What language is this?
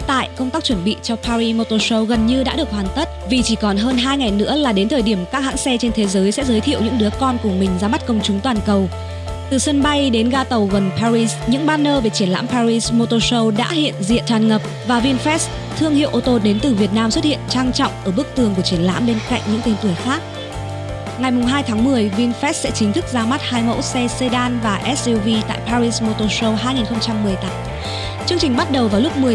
Vietnamese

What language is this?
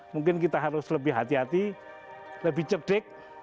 Indonesian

